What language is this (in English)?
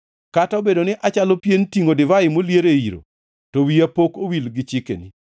Luo (Kenya and Tanzania)